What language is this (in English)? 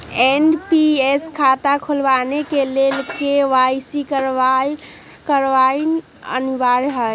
Magahi